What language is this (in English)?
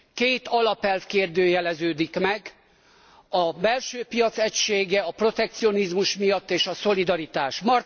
Hungarian